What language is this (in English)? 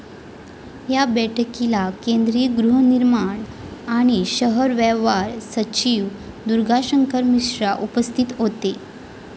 Marathi